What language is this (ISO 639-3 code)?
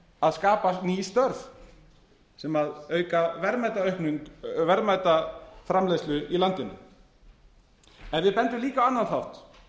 isl